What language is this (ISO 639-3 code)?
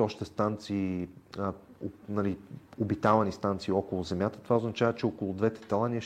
bul